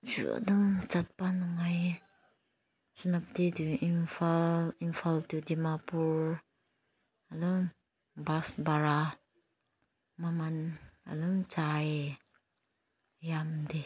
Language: Manipuri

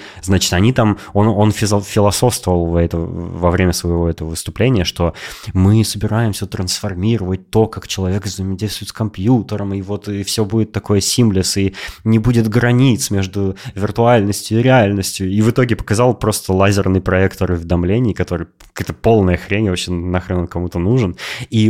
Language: Russian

